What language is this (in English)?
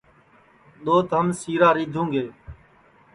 Sansi